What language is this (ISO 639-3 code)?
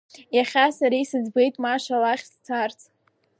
abk